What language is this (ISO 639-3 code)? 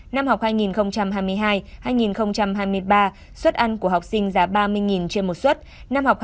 vie